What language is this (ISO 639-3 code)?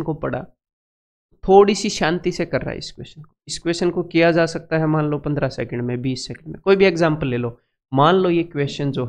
hin